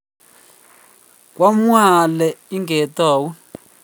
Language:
Kalenjin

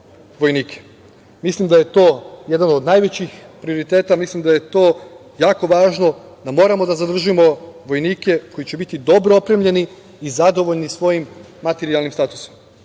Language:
Serbian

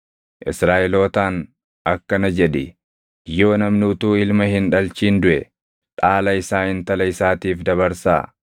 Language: Oromo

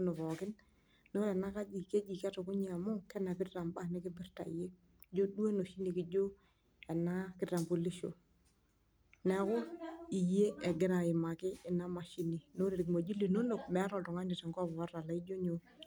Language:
Masai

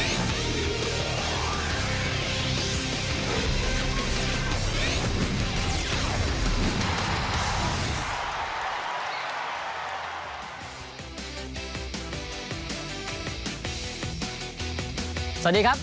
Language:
Thai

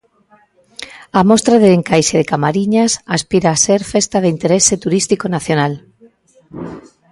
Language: Galician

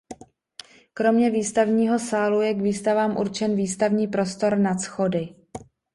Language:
Czech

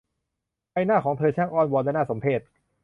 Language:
Thai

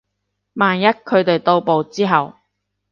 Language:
Cantonese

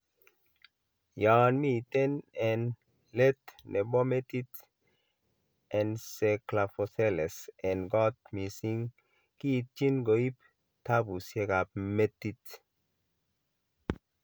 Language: Kalenjin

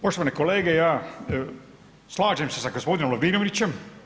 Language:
Croatian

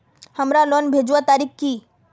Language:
Magahi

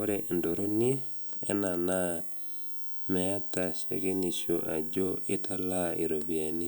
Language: Masai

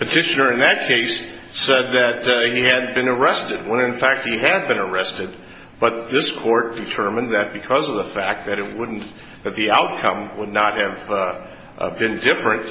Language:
English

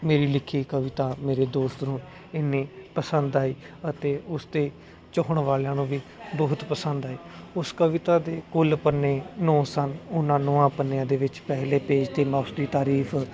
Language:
Punjabi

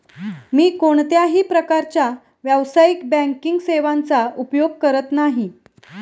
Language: Marathi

